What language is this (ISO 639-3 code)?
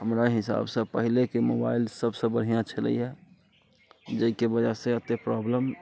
mai